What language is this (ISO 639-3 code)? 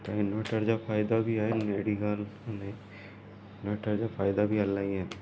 snd